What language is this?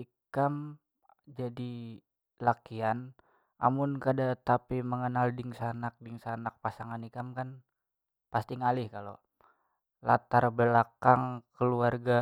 Banjar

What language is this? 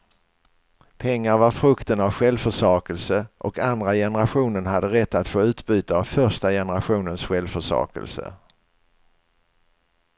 Swedish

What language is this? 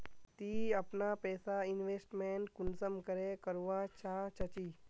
Magahi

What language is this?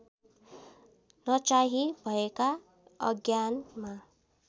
Nepali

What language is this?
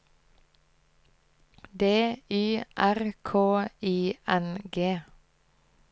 Norwegian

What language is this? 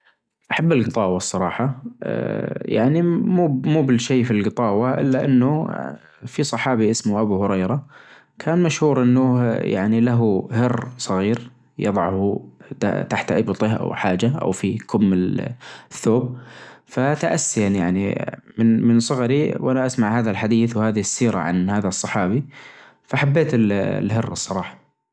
Najdi Arabic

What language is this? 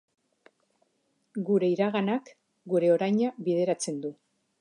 Basque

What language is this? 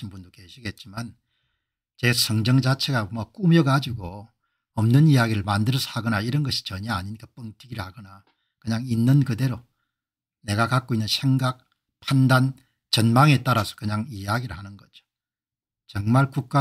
Korean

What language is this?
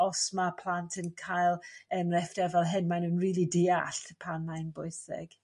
Welsh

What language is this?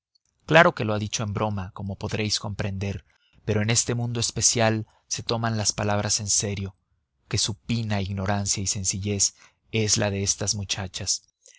Spanish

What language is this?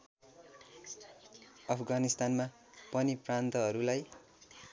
Nepali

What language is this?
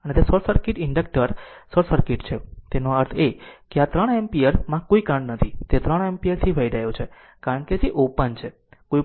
Gujarati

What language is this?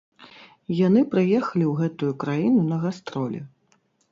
Belarusian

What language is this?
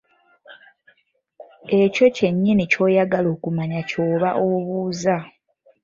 Ganda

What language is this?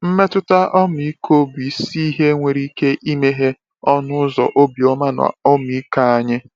Igbo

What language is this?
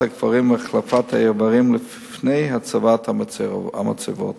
Hebrew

